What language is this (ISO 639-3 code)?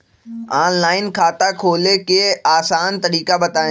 mag